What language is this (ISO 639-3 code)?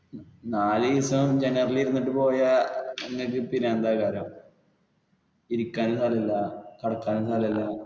mal